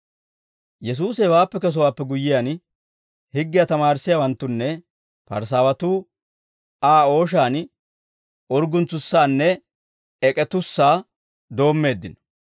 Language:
Dawro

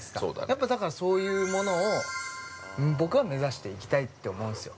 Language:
Japanese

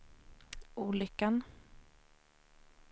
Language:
Swedish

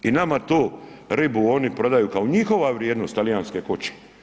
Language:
Croatian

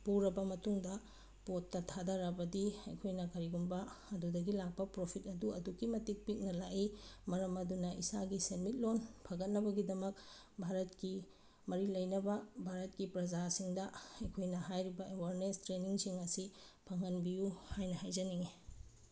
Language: Manipuri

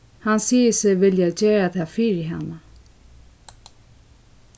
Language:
Faroese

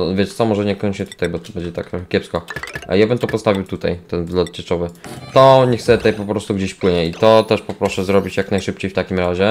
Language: Polish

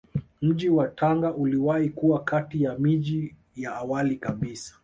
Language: Swahili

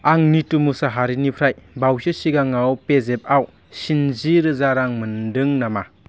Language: Bodo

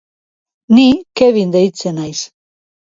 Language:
Basque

